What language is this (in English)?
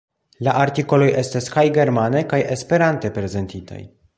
Esperanto